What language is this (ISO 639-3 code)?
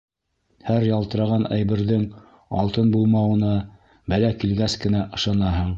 bak